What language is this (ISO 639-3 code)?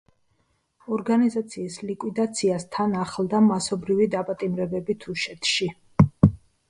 kat